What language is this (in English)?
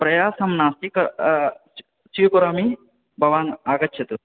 Sanskrit